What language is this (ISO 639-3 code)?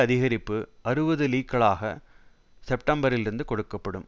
tam